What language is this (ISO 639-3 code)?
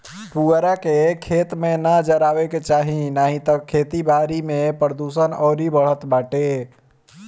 bho